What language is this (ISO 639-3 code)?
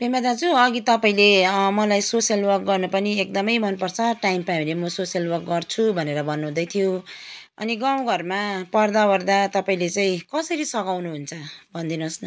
nep